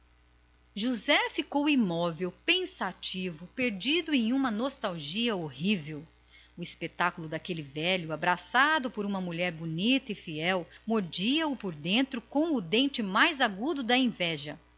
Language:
Portuguese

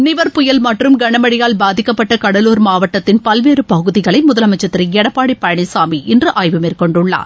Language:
Tamil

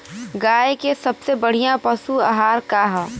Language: Bhojpuri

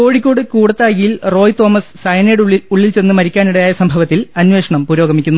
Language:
Malayalam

